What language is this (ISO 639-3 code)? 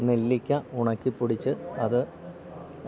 mal